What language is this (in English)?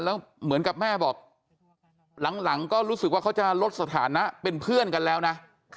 Thai